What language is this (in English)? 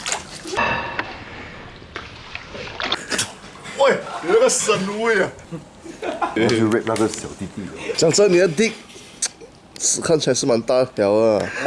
Chinese